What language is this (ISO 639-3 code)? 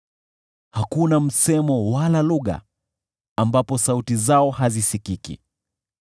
swa